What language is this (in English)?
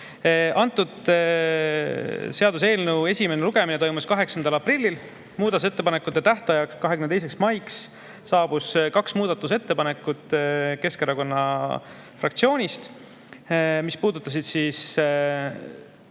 Estonian